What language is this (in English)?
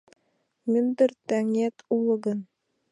Mari